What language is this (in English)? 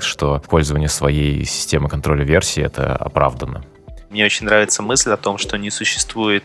Russian